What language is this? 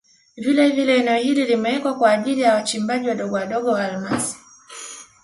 Swahili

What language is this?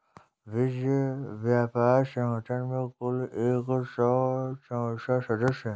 Hindi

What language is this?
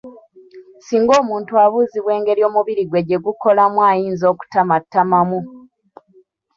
Ganda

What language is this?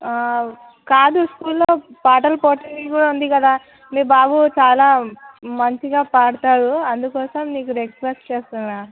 Telugu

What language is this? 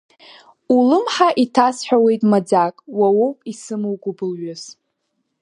Abkhazian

